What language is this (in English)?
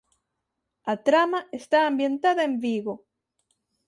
Galician